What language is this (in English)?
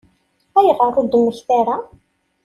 Kabyle